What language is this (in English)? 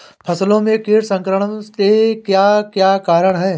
Hindi